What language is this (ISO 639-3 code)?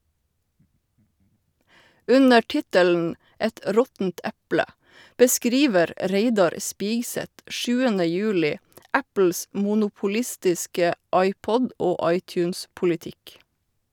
nor